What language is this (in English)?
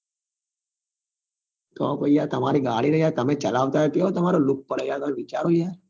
Gujarati